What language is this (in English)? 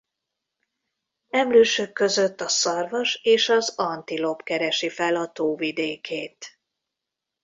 Hungarian